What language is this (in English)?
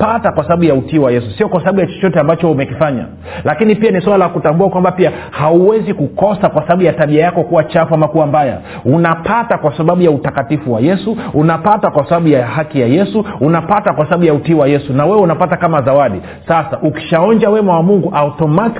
Swahili